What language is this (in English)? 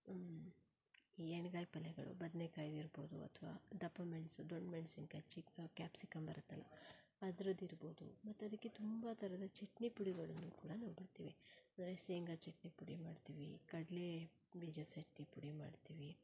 Kannada